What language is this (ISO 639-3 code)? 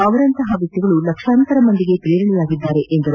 kan